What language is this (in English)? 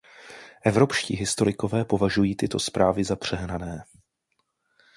Czech